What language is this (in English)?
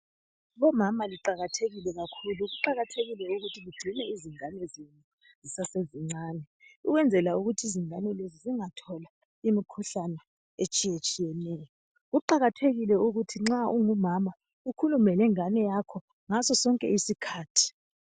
North Ndebele